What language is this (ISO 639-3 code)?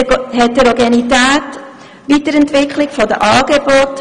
gsw